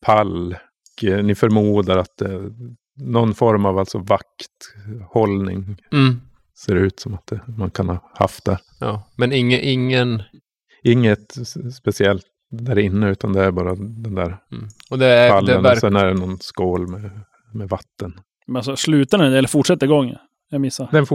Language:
Swedish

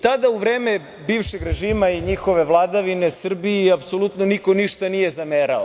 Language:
Serbian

